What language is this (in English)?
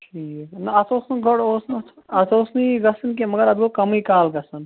Kashmiri